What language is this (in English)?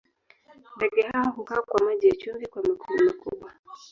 Swahili